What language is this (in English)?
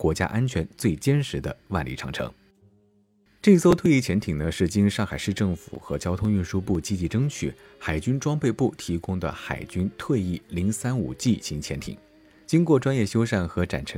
Chinese